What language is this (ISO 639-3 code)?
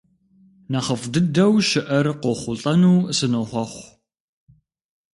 kbd